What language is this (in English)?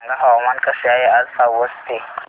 Marathi